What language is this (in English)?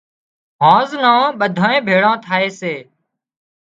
Wadiyara Koli